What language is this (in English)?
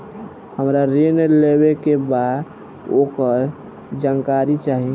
Bhojpuri